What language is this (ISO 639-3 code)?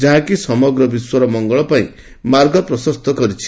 ori